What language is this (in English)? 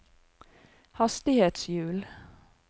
Norwegian